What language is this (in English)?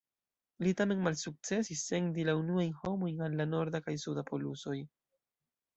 Esperanto